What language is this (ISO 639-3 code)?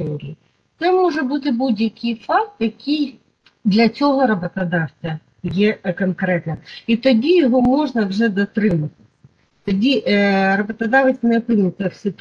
ukr